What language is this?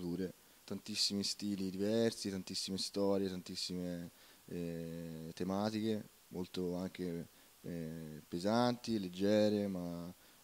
Italian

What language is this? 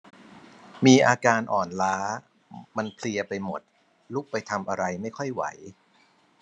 Thai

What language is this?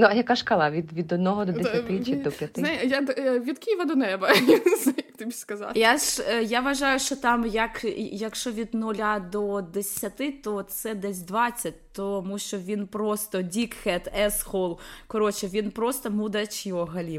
Ukrainian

